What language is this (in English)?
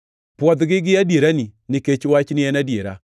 Luo (Kenya and Tanzania)